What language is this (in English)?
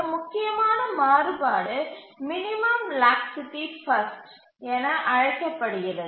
Tamil